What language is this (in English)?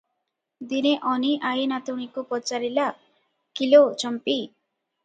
Odia